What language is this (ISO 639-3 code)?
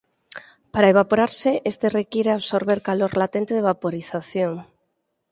glg